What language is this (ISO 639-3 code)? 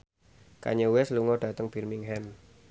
jav